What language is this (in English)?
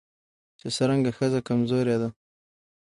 Pashto